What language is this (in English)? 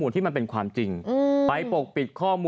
Thai